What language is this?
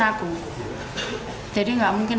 Indonesian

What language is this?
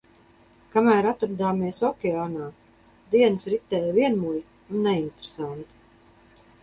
Latvian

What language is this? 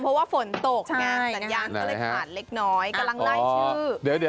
Thai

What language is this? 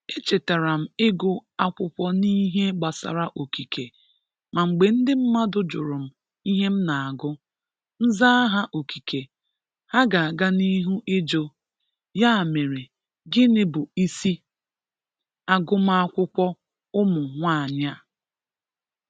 Igbo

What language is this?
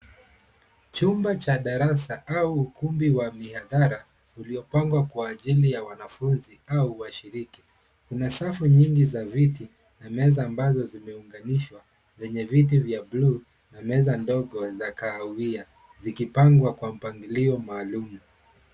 Swahili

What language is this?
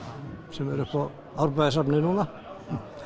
Icelandic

